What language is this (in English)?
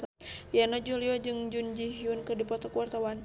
Sundanese